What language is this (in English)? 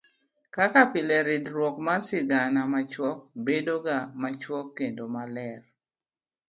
Luo (Kenya and Tanzania)